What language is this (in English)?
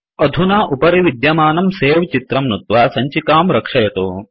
Sanskrit